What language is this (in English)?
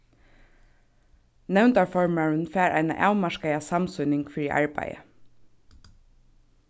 Faroese